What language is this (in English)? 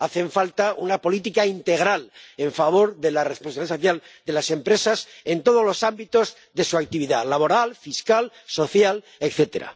Spanish